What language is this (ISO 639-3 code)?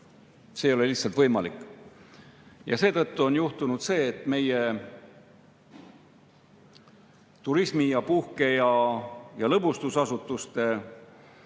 est